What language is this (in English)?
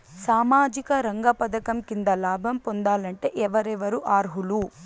Telugu